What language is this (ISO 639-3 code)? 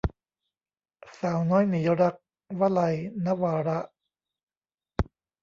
tha